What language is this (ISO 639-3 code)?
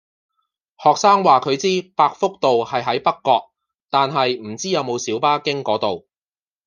yue